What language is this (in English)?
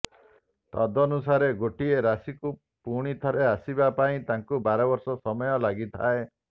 Odia